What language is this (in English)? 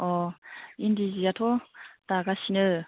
Bodo